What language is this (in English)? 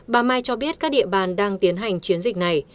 Vietnamese